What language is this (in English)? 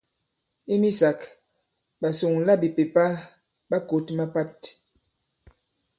Bankon